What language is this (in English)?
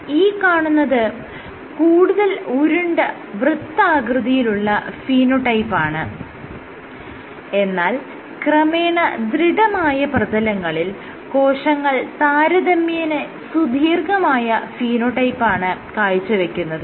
Malayalam